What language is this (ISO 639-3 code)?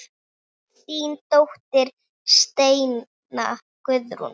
isl